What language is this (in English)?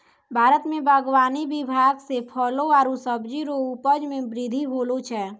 Maithili